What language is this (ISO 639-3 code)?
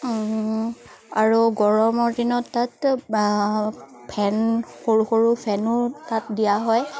asm